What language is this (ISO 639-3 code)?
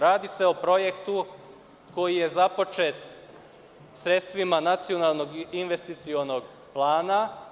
srp